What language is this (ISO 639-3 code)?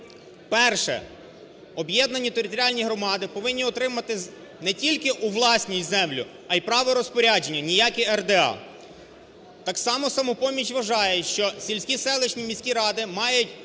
ukr